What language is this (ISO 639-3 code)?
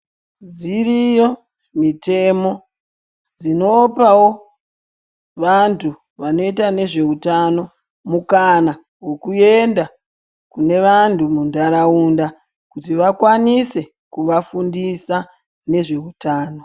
ndc